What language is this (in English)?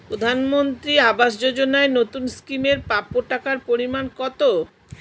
Bangla